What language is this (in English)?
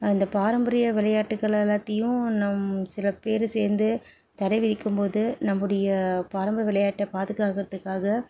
Tamil